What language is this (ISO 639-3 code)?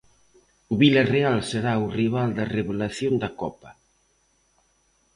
glg